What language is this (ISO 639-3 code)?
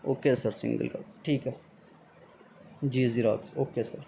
urd